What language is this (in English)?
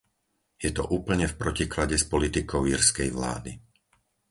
Slovak